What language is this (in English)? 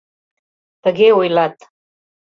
Mari